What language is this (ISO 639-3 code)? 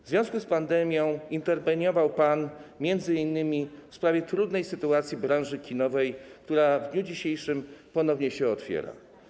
pol